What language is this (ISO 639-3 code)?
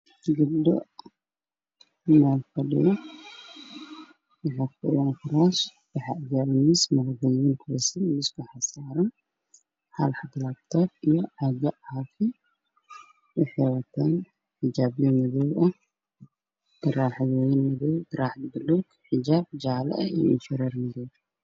som